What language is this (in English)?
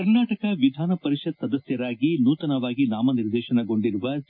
Kannada